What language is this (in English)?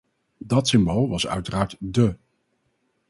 Dutch